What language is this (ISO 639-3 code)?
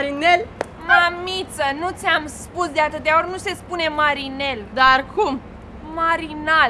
ron